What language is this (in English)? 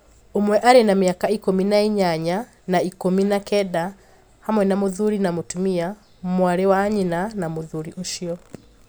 Kikuyu